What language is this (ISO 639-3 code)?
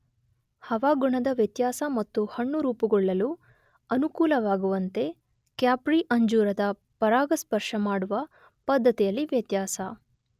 kan